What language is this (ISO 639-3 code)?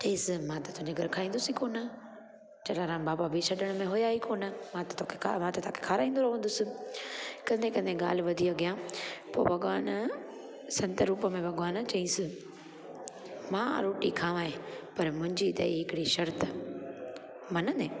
snd